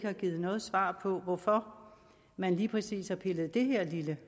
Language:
Danish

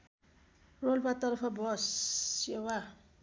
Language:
Nepali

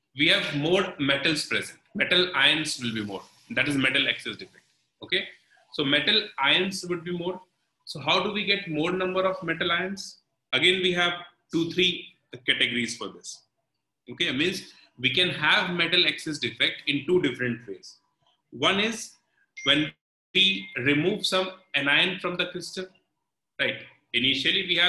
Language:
English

